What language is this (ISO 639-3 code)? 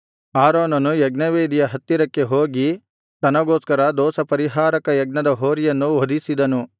kan